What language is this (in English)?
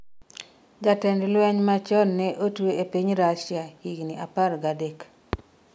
Luo (Kenya and Tanzania)